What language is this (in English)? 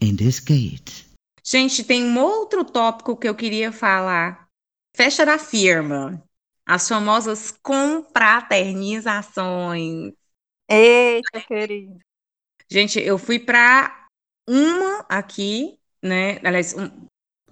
Portuguese